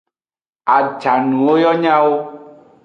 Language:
Aja (Benin)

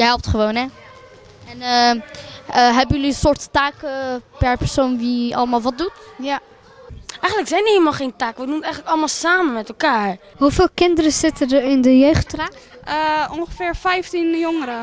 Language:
Dutch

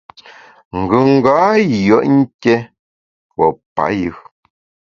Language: Bamun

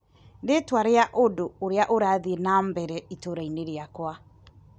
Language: Kikuyu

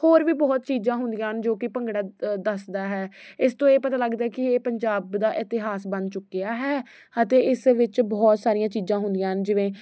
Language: Punjabi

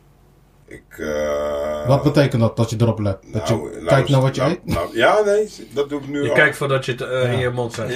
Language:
Dutch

